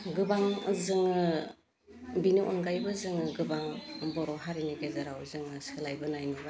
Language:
Bodo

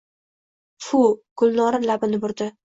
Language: Uzbek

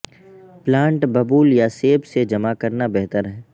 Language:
Urdu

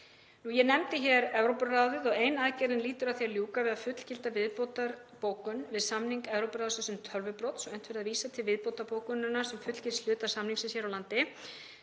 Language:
Icelandic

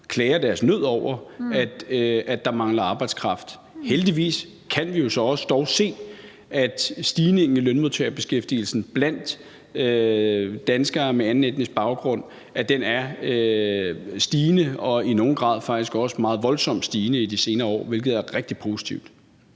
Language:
Danish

